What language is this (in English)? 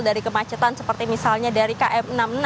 Indonesian